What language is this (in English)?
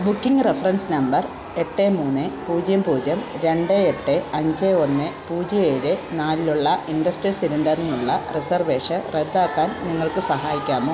Malayalam